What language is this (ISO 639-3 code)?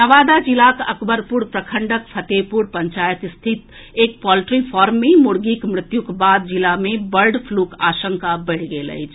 mai